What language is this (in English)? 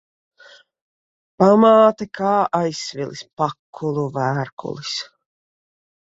Latvian